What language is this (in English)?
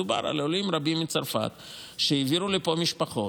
Hebrew